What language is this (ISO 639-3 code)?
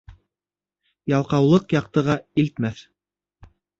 bak